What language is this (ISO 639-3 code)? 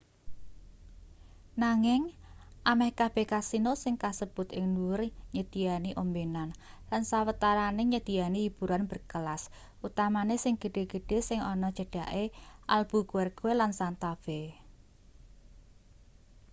jav